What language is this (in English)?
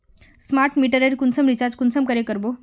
Magahi